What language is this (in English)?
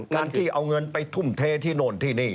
Thai